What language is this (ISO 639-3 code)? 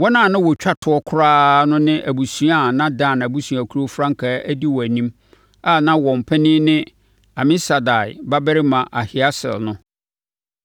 aka